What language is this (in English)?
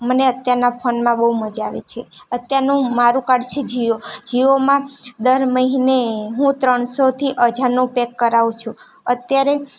Gujarati